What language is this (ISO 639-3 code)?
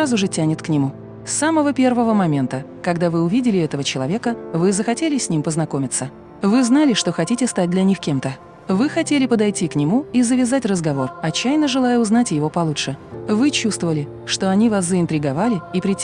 rus